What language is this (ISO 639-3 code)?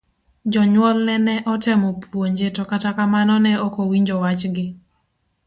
luo